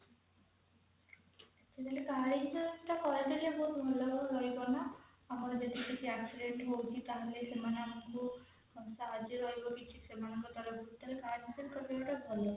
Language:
Odia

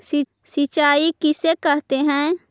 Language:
Magahi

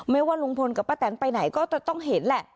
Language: Thai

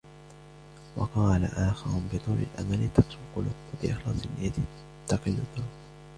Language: Arabic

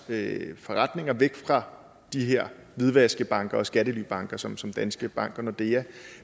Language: Danish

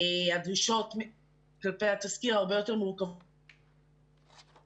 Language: Hebrew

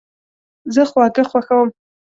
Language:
Pashto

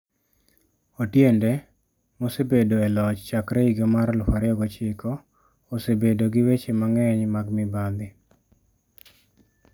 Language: Luo (Kenya and Tanzania)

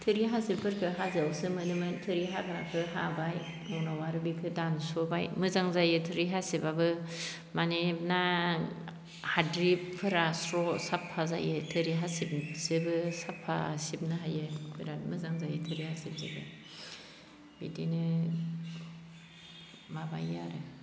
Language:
Bodo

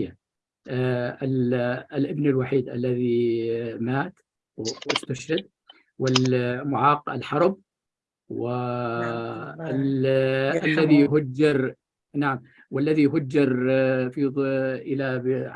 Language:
Arabic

